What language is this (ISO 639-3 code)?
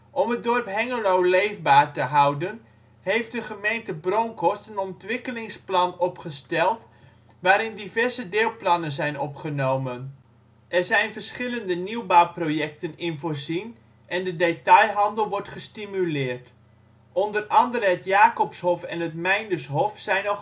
nld